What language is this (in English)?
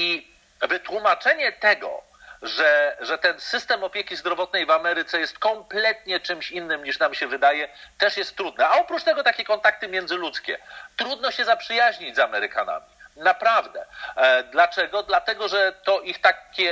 Polish